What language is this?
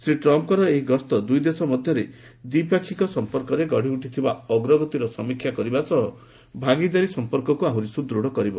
Odia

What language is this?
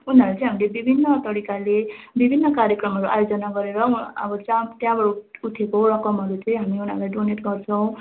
Nepali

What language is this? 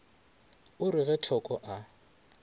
Northern Sotho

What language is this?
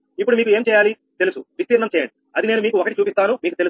Telugu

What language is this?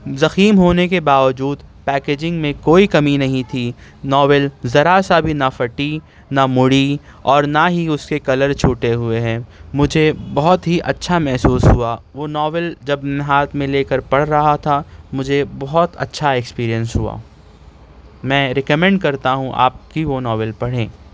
Urdu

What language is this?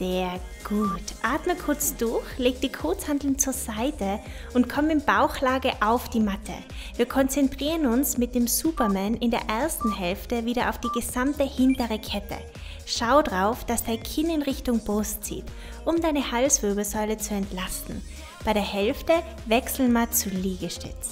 German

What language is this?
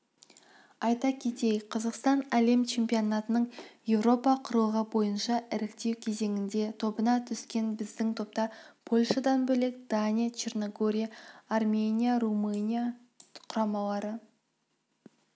Kazakh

